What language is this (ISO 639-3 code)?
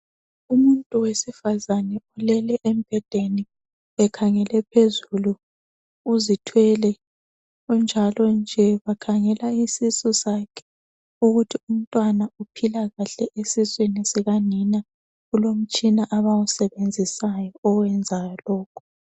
nde